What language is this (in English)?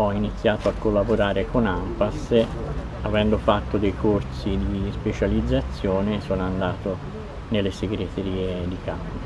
Italian